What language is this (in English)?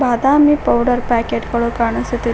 Kannada